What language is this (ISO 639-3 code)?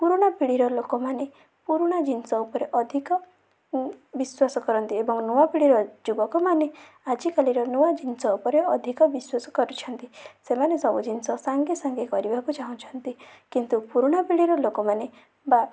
ori